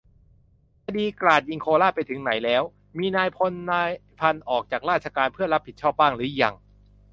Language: Thai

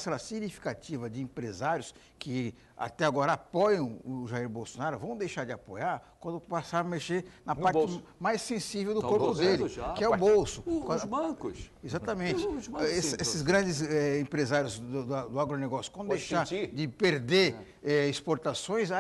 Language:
Portuguese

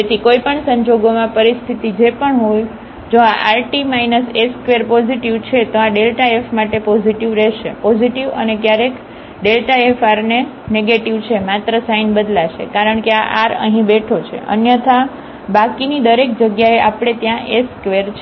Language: Gujarati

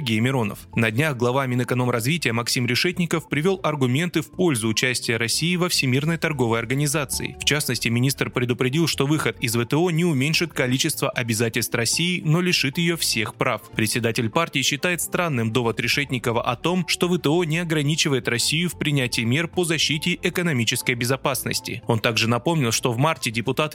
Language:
Russian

